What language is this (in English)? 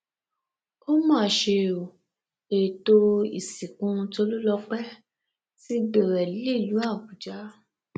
Yoruba